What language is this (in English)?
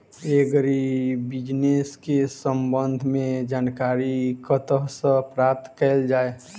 Maithili